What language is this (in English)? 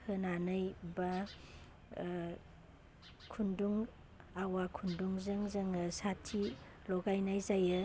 Bodo